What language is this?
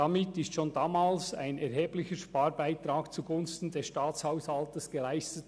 Swiss German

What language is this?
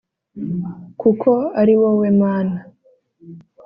Kinyarwanda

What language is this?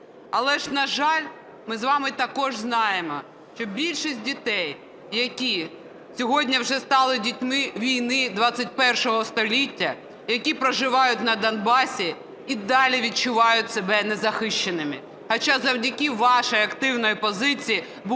Ukrainian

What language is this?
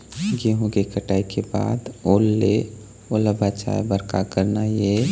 Chhattisgarhi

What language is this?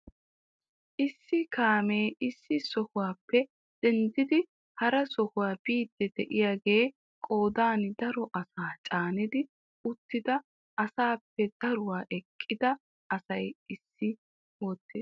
Wolaytta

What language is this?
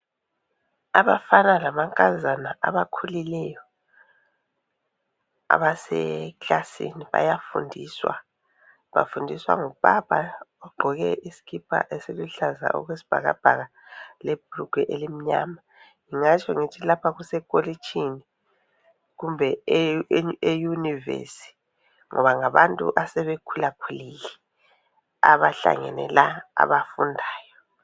North Ndebele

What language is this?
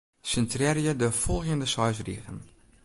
Western Frisian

